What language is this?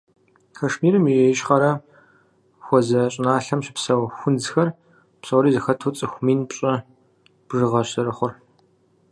Kabardian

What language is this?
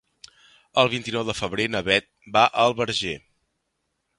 Catalan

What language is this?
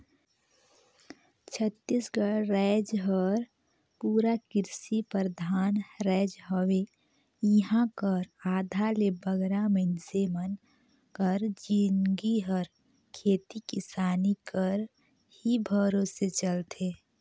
Chhattisgarhi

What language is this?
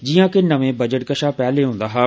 Dogri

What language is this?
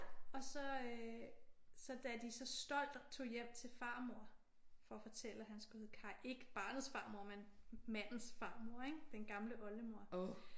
Danish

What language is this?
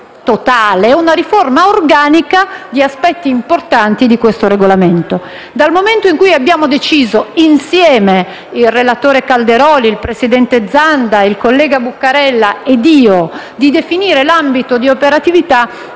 Italian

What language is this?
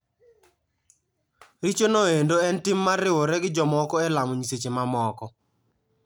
Luo (Kenya and Tanzania)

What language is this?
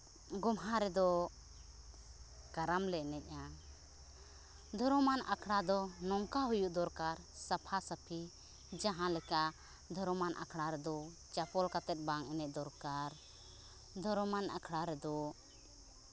Santali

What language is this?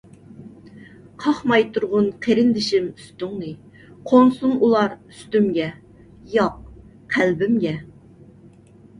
Uyghur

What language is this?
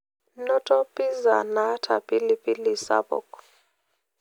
Masai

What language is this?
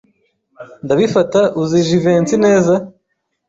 Kinyarwanda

